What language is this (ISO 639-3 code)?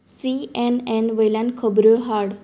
kok